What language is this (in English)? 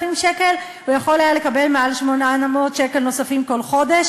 Hebrew